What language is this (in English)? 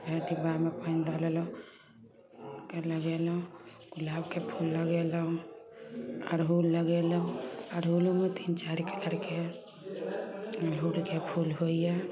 Maithili